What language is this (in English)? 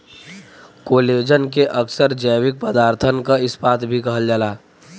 Bhojpuri